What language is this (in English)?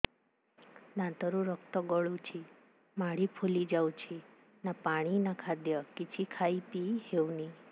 Odia